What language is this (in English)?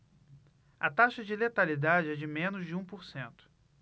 Portuguese